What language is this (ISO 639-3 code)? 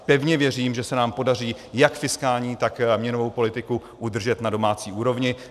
ces